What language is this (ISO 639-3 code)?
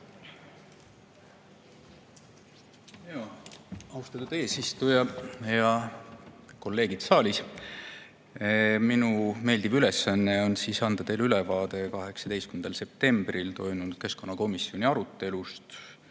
est